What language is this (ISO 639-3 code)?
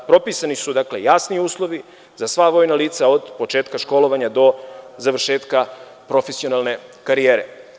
srp